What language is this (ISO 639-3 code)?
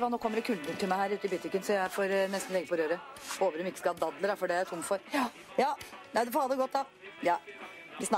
nor